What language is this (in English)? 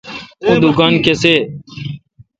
Kalkoti